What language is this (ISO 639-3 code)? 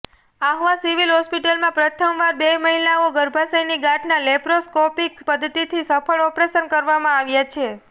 guj